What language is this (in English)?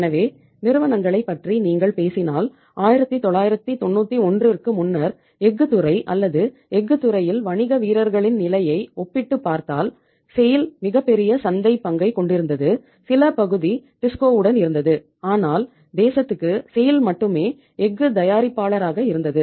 Tamil